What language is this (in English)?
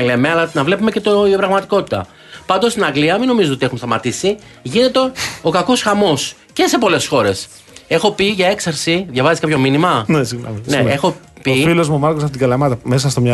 Greek